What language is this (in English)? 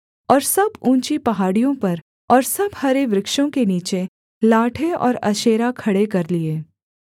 Hindi